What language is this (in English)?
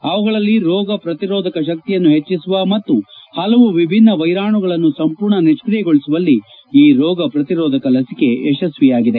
Kannada